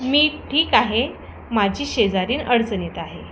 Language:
Marathi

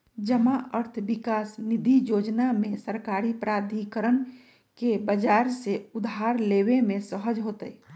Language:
Magahi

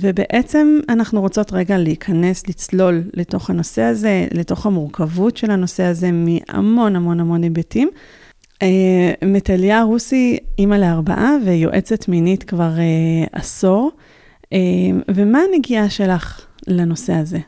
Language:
Hebrew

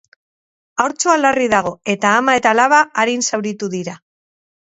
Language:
Basque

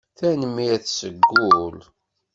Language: Kabyle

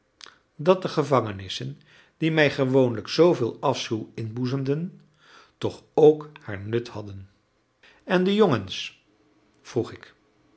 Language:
Dutch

